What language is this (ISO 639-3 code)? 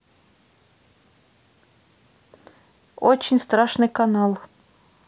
rus